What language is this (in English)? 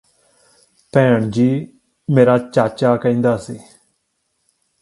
Punjabi